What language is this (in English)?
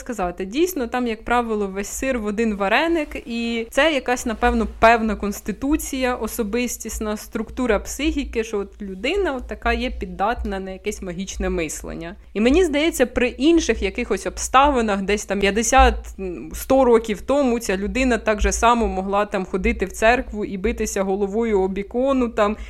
Ukrainian